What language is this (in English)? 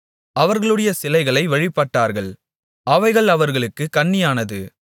Tamil